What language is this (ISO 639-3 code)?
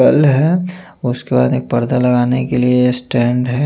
hin